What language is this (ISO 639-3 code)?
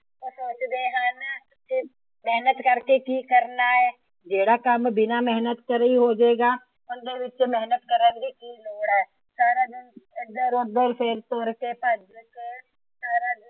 pan